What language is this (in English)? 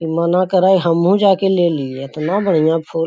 Magahi